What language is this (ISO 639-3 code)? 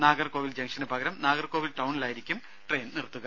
mal